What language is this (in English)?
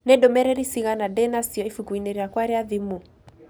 Kikuyu